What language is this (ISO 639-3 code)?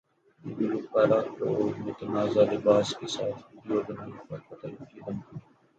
urd